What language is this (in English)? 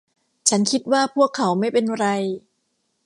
Thai